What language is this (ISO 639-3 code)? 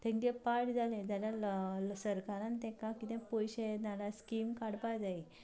kok